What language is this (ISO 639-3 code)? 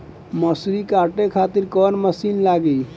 bho